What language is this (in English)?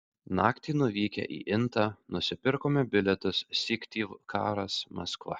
Lithuanian